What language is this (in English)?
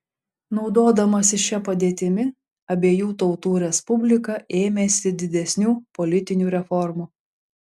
Lithuanian